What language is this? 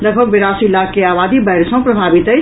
Maithili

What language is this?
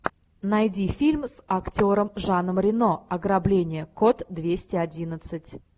Russian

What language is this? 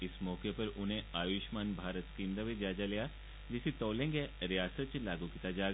Dogri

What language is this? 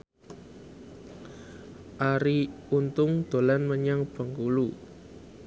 Javanese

